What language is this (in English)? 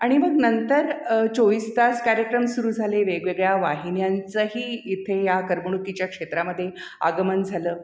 Marathi